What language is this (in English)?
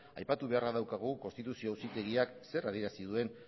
Basque